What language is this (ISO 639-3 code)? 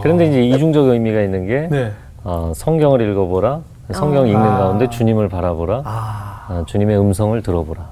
kor